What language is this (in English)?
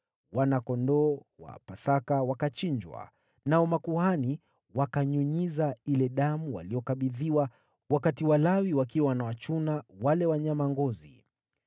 Swahili